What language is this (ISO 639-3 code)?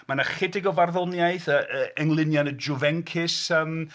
cym